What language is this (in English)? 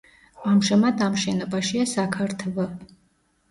Georgian